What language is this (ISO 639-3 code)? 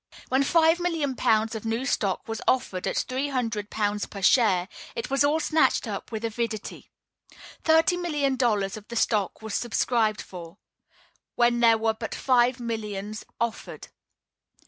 eng